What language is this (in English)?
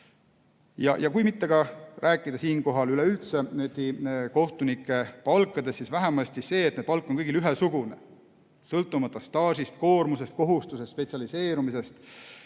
Estonian